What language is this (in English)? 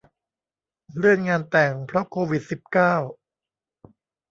Thai